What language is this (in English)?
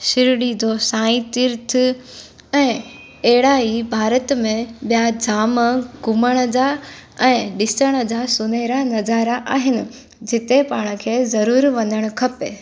Sindhi